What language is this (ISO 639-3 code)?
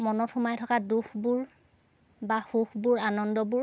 asm